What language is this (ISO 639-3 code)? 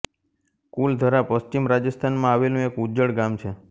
guj